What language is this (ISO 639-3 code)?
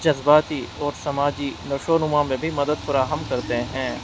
urd